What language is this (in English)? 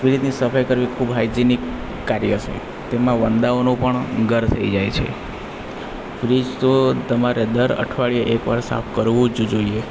Gujarati